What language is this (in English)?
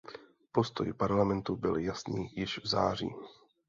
Czech